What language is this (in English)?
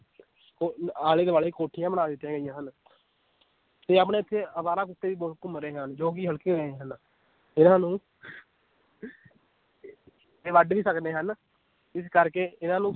Punjabi